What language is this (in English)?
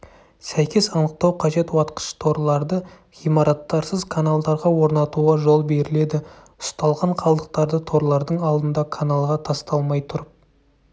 Kazakh